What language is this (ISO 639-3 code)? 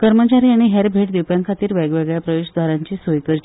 kok